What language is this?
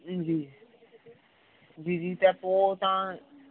Sindhi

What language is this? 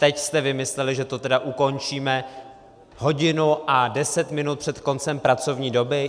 Czech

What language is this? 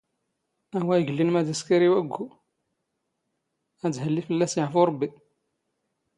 Standard Moroccan Tamazight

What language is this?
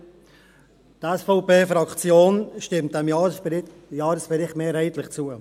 Swiss German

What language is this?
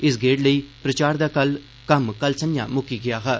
Dogri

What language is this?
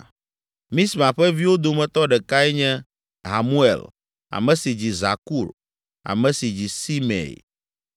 Ewe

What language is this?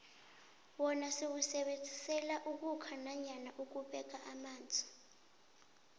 South Ndebele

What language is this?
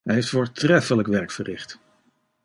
Dutch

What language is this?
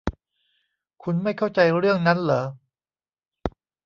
Thai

